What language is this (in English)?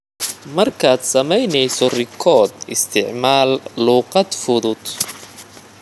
Somali